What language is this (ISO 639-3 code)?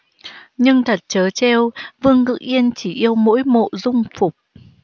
vie